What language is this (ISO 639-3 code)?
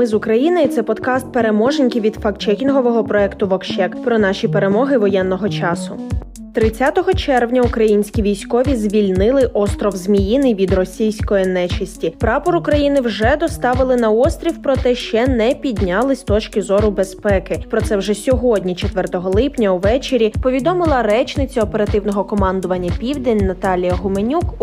ukr